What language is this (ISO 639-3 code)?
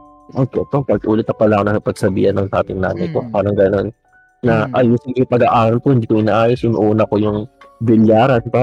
fil